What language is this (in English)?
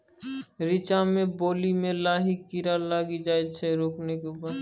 Maithili